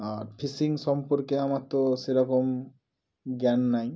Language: Bangla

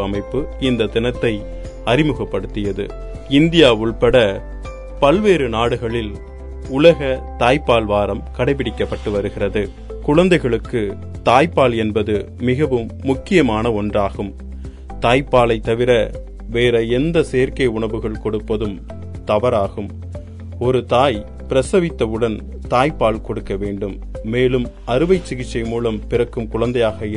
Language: Tamil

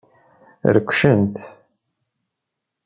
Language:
Kabyle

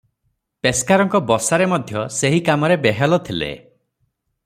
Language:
Odia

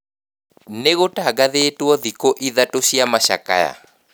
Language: Kikuyu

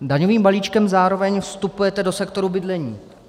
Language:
Czech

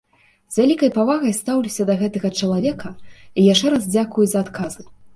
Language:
Belarusian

